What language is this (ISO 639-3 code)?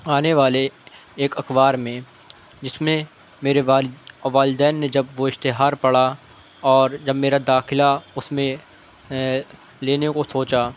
urd